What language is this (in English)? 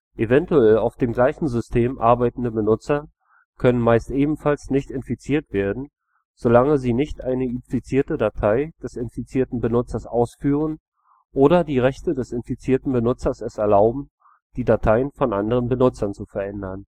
German